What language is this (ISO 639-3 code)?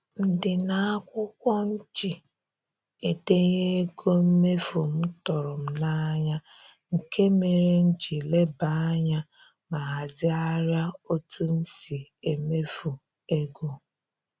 ibo